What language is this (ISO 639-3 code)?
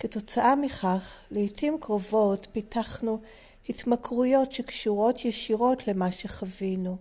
heb